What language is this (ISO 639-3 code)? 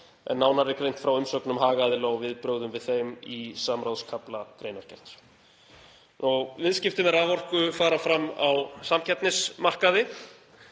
isl